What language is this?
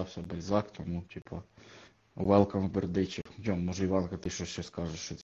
Ukrainian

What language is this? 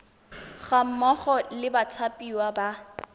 Tswana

